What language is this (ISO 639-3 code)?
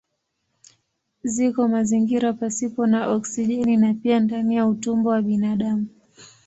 swa